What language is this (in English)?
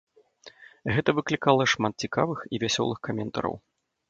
Belarusian